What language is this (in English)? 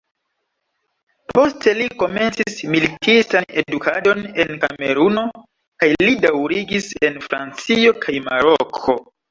Esperanto